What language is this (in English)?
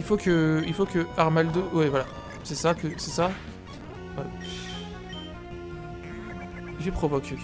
French